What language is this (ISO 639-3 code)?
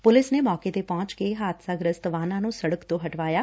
pan